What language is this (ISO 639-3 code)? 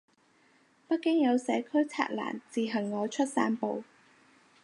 yue